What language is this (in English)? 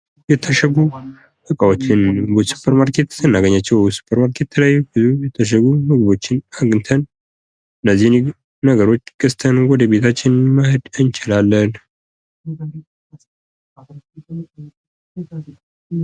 Amharic